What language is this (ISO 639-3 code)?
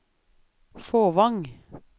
nor